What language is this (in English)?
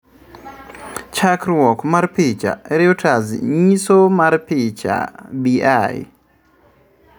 Luo (Kenya and Tanzania)